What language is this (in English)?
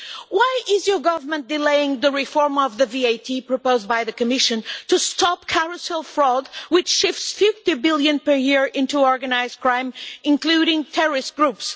English